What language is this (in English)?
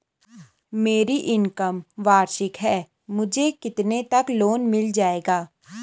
Hindi